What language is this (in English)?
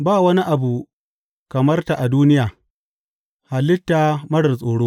Hausa